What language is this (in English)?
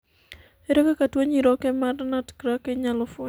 Luo (Kenya and Tanzania)